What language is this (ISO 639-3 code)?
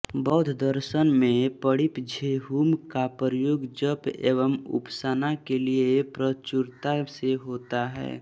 hin